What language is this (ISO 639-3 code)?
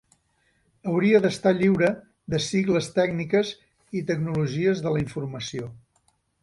cat